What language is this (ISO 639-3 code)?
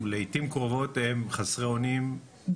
heb